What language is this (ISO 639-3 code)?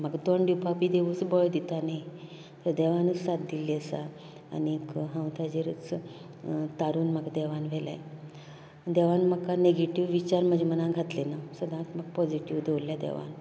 kok